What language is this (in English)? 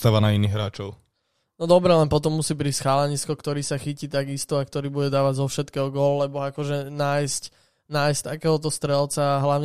Slovak